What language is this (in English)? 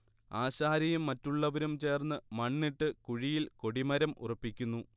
Malayalam